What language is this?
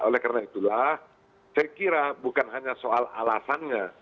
Indonesian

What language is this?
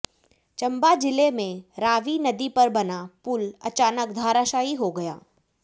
Hindi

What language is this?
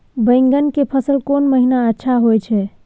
Maithili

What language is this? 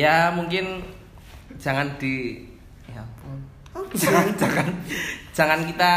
Indonesian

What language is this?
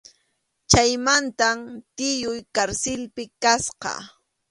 Arequipa-La Unión Quechua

